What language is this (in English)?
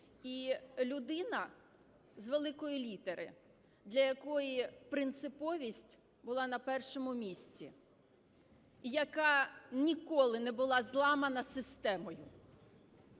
Ukrainian